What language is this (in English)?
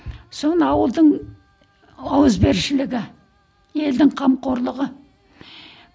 Kazakh